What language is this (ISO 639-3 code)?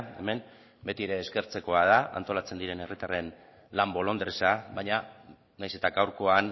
eus